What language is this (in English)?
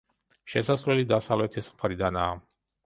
Georgian